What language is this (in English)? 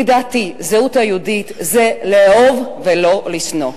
Hebrew